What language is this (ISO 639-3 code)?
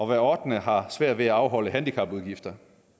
dan